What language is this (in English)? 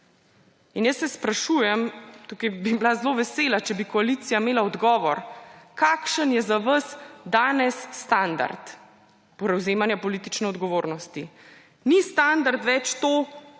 Slovenian